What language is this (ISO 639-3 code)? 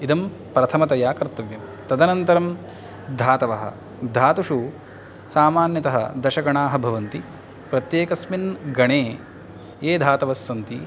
san